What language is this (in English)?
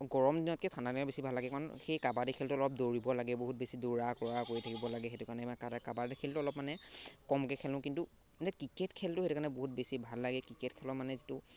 Assamese